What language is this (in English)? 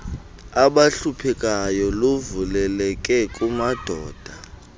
Xhosa